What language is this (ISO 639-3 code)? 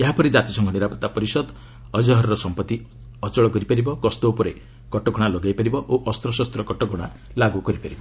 ori